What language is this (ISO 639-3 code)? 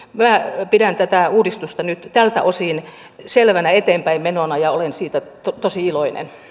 fin